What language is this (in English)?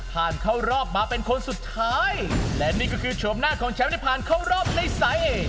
Thai